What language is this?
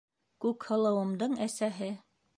Bashkir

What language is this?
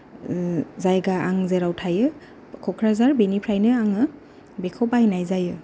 Bodo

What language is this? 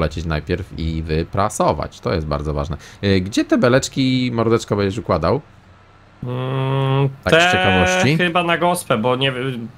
Polish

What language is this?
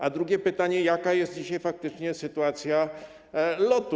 Polish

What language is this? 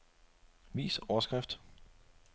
Danish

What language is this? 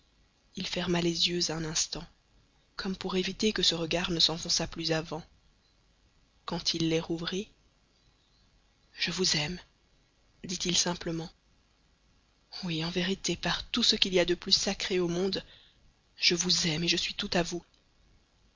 French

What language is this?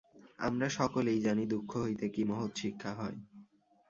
Bangla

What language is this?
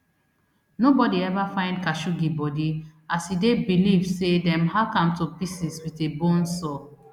Nigerian Pidgin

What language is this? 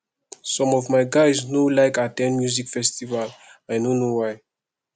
Nigerian Pidgin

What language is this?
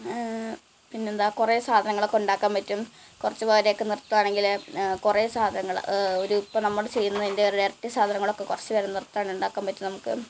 Malayalam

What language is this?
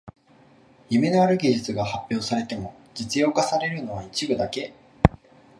Japanese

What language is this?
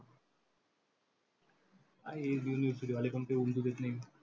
Marathi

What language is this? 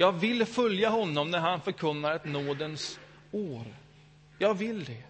Swedish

